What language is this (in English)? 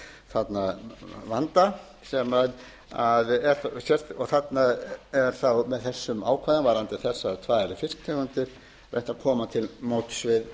Icelandic